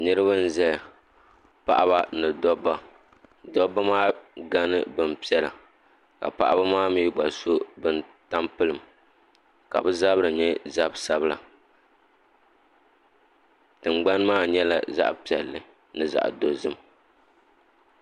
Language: Dagbani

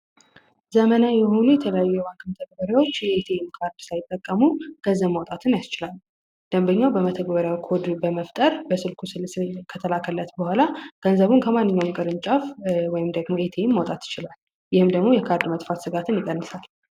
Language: Amharic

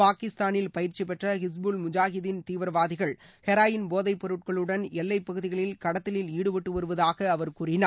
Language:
Tamil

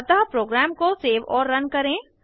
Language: Hindi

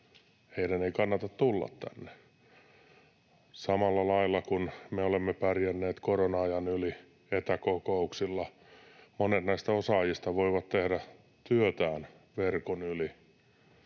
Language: Finnish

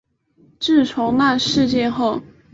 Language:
Chinese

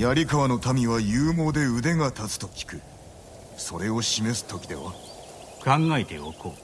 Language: Japanese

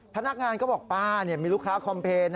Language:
Thai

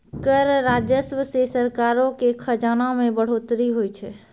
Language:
Maithili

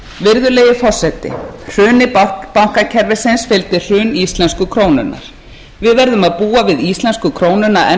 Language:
Icelandic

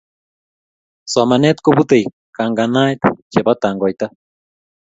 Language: Kalenjin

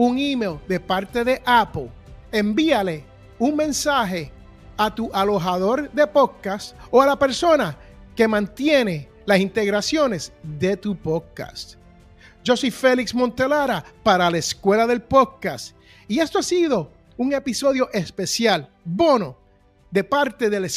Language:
Spanish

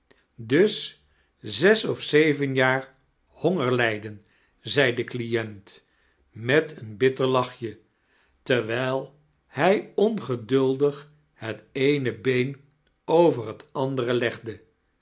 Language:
Dutch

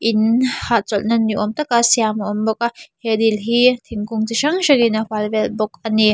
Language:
Mizo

